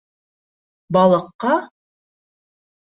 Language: Bashkir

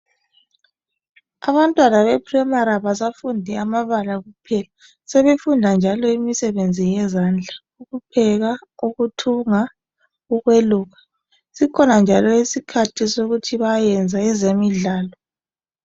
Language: North Ndebele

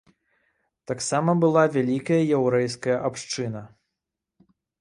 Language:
Belarusian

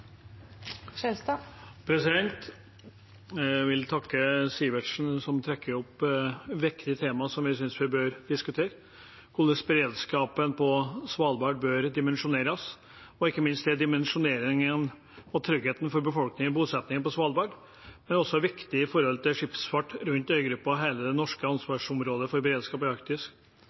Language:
Norwegian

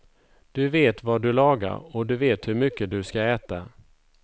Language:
Swedish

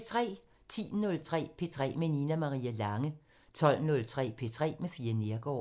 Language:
Danish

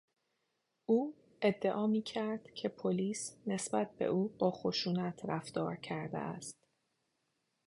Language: Persian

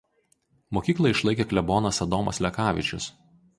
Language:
Lithuanian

